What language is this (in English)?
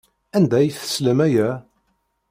Kabyle